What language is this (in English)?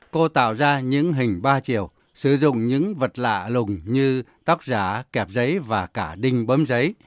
Vietnamese